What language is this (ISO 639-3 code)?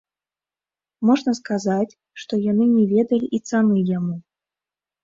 bel